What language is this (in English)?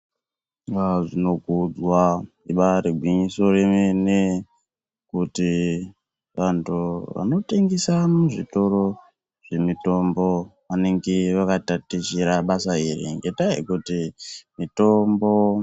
Ndau